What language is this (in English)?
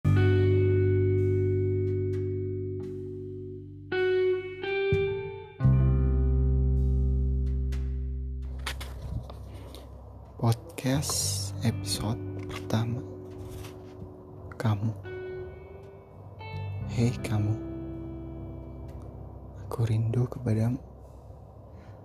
Indonesian